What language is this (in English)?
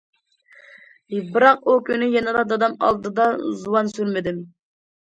Uyghur